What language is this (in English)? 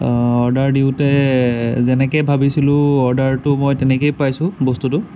Assamese